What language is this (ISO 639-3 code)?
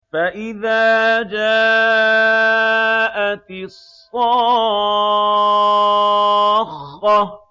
ara